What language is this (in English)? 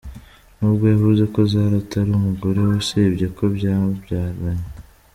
Kinyarwanda